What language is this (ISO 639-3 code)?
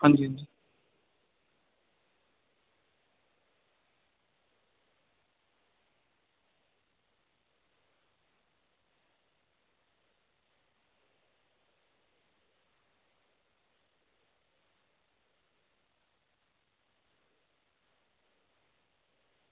doi